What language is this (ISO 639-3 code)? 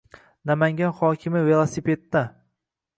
uzb